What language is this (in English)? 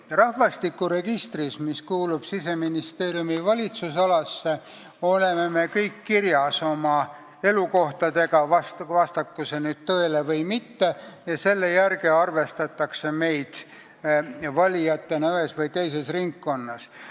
Estonian